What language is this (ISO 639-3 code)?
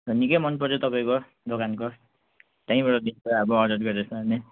nep